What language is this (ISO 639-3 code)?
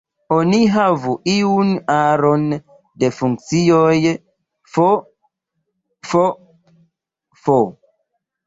epo